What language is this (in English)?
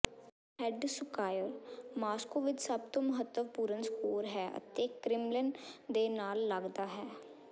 Punjabi